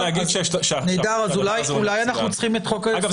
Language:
Hebrew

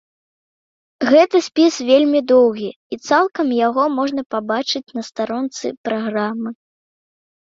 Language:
Belarusian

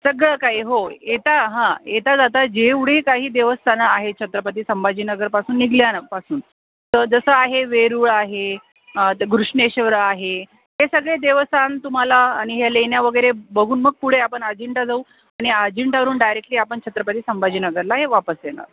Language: Marathi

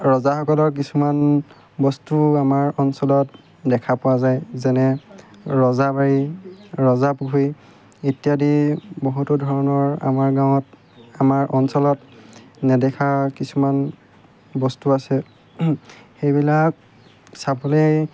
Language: Assamese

